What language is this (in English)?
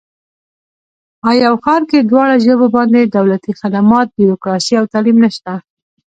Pashto